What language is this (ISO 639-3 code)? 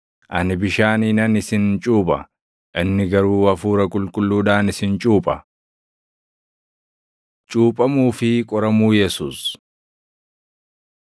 orm